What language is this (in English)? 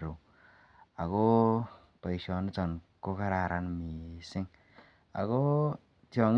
Kalenjin